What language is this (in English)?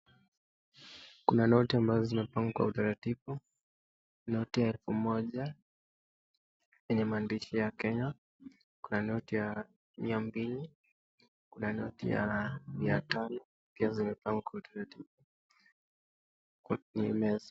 Swahili